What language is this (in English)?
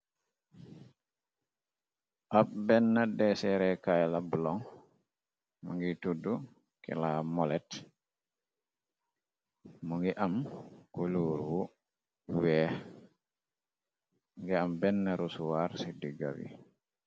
Wolof